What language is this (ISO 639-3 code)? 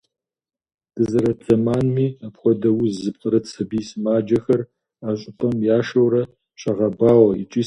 kbd